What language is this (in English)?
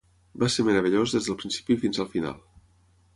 Catalan